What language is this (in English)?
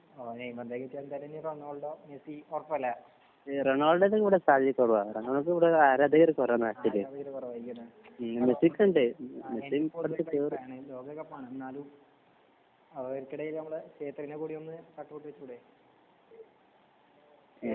Malayalam